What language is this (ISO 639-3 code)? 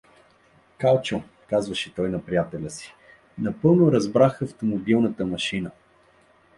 bul